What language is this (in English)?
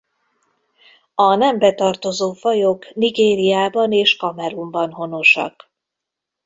Hungarian